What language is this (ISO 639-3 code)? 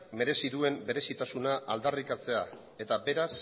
eus